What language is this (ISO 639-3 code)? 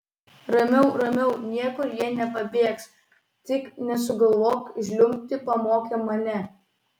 lit